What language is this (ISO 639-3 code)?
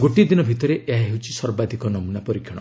ori